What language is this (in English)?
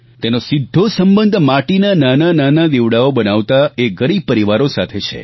Gujarati